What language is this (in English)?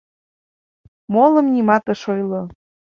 Mari